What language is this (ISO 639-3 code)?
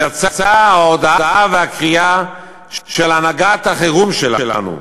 heb